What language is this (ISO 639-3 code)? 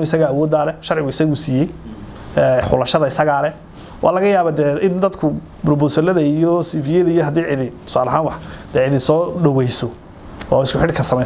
ara